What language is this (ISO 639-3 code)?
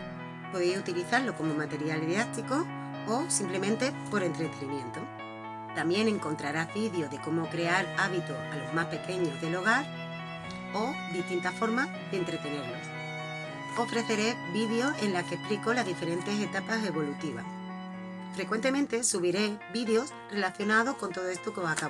spa